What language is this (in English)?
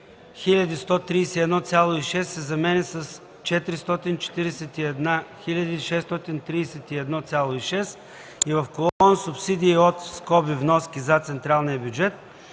Bulgarian